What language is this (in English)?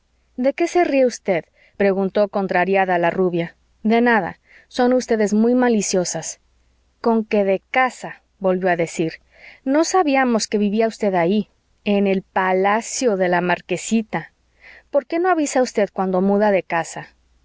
Spanish